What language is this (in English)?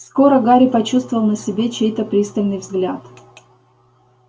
Russian